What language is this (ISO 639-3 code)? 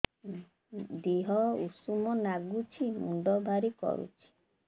ori